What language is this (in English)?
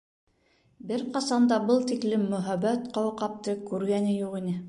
Bashkir